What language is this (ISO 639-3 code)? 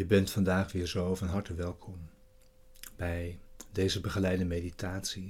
nld